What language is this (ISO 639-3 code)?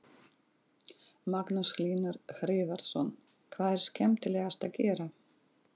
isl